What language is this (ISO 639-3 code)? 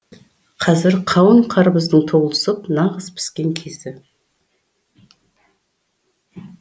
kaz